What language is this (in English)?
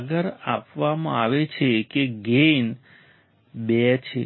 Gujarati